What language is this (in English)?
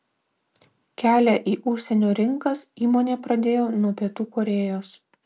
Lithuanian